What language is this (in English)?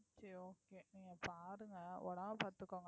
Tamil